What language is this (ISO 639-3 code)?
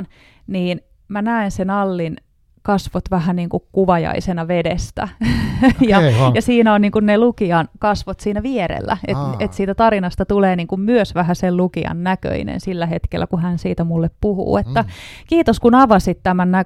fin